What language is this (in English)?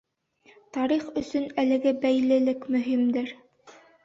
Bashkir